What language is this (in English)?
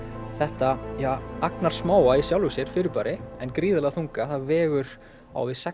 Icelandic